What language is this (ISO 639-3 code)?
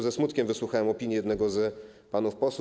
pol